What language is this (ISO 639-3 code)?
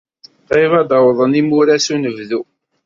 kab